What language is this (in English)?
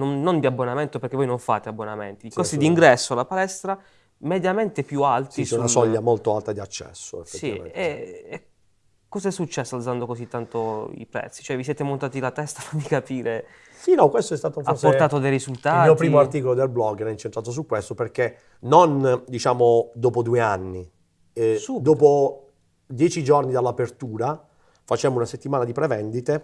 Italian